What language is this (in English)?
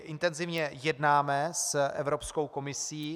Czech